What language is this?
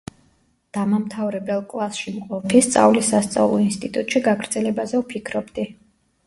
Georgian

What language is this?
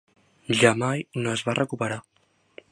Catalan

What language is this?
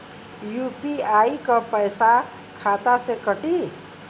Bhojpuri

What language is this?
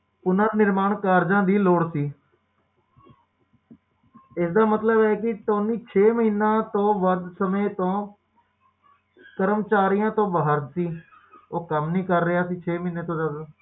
Punjabi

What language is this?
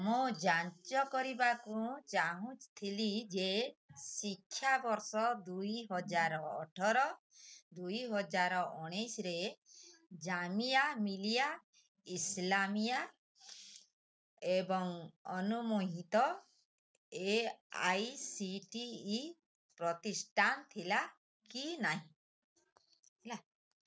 Odia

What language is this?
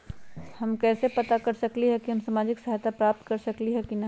Magahi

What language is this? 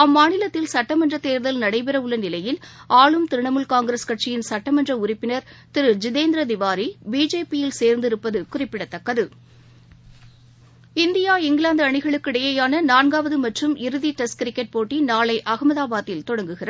Tamil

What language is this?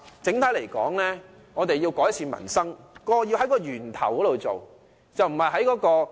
Cantonese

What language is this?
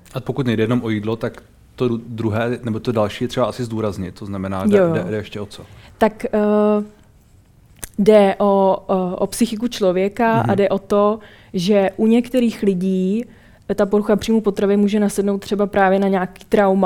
Czech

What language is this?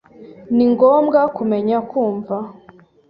Kinyarwanda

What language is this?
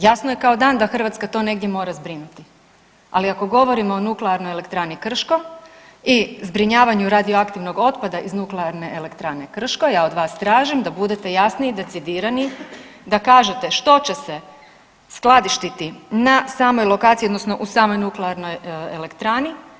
Croatian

